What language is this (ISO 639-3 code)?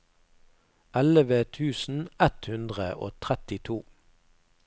nor